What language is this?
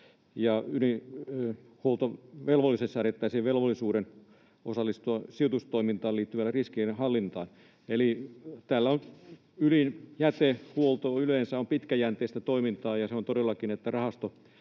Finnish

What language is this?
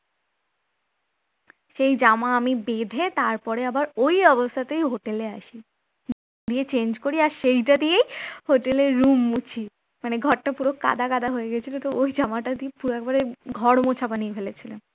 Bangla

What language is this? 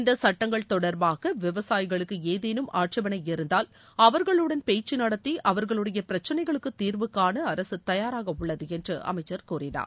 Tamil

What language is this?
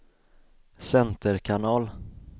Swedish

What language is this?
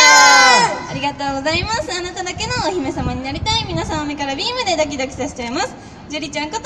Japanese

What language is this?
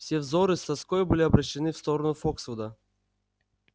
Russian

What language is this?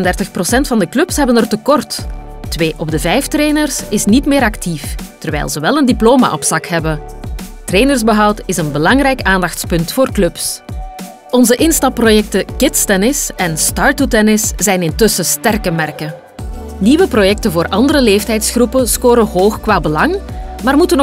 Dutch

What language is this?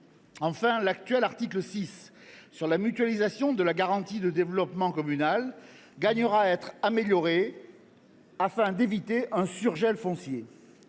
French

